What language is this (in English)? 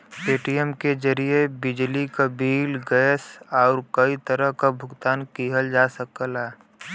Bhojpuri